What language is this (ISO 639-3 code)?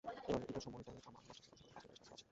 ben